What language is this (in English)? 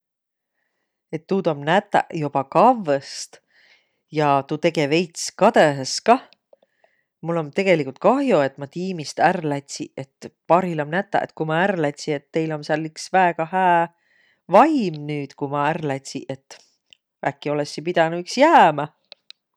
Võro